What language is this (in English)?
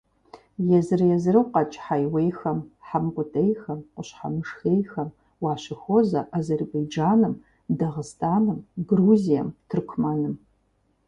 Kabardian